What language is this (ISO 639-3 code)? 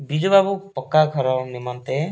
ori